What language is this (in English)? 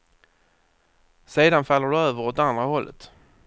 Swedish